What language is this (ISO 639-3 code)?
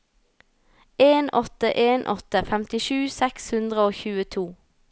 nor